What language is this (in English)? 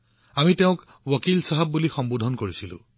Assamese